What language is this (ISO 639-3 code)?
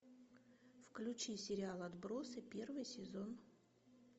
rus